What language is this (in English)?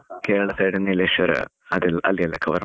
Kannada